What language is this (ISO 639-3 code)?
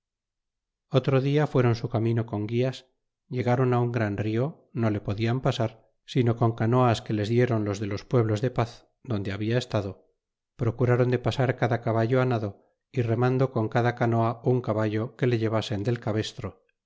spa